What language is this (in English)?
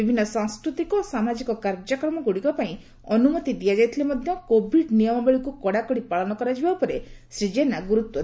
Odia